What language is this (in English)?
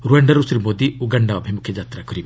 Odia